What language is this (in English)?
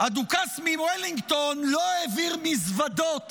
Hebrew